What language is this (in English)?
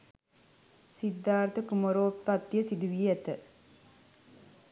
Sinhala